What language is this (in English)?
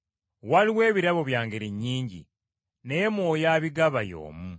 Ganda